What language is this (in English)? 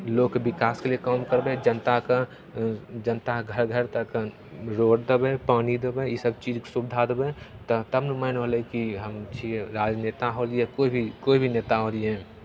Maithili